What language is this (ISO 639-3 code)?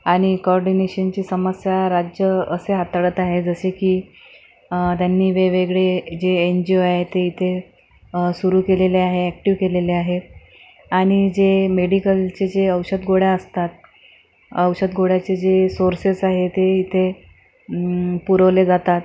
mar